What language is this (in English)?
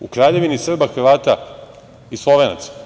Serbian